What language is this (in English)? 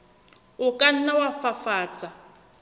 Southern Sotho